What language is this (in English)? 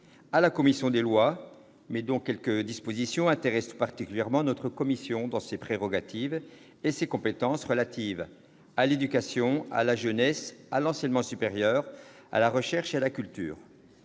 French